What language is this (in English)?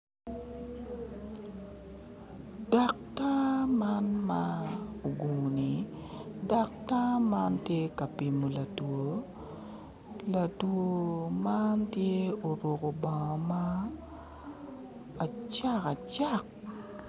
Acoli